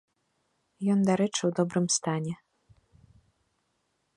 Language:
Belarusian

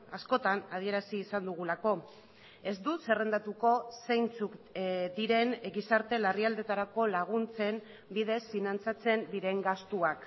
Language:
Basque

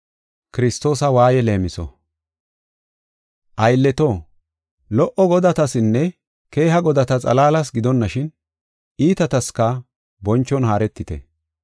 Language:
Gofa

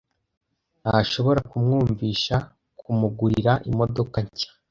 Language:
Kinyarwanda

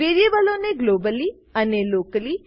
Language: Gujarati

